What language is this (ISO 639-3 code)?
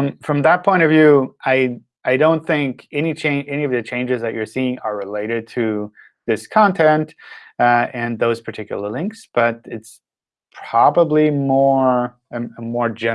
eng